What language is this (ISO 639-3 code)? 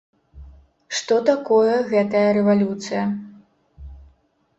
bel